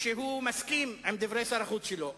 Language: Hebrew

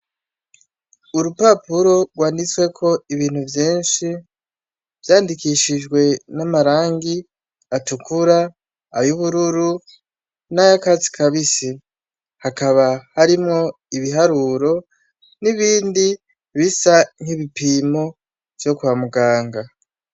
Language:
Rundi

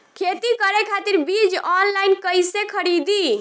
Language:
Bhojpuri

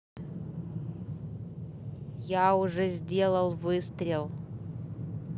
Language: Russian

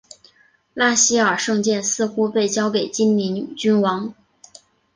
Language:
Chinese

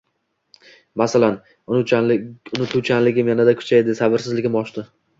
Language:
Uzbek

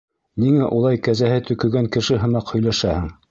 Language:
Bashkir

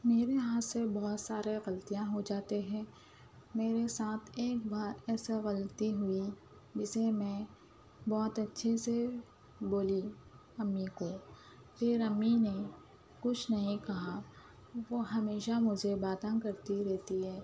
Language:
Urdu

